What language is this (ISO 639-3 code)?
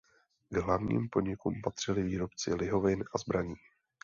ces